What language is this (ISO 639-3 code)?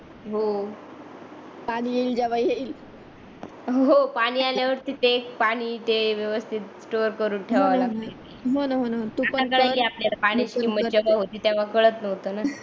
mar